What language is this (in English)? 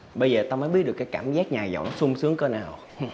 Vietnamese